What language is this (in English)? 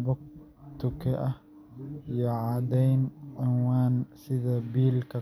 Somali